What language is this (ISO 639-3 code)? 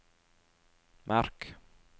nor